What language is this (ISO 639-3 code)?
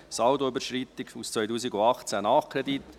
gsw